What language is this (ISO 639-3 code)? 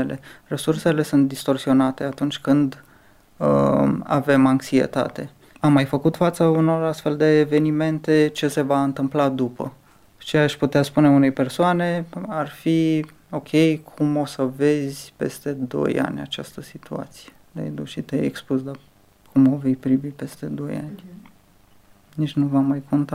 ron